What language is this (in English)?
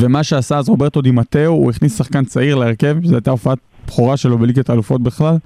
Hebrew